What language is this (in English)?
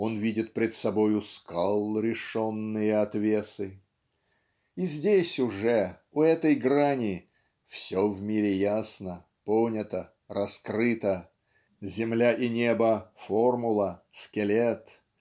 Russian